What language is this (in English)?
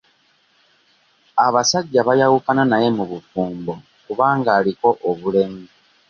Ganda